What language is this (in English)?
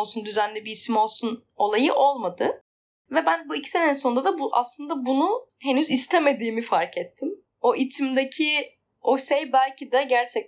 Turkish